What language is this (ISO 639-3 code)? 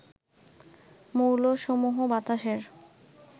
ben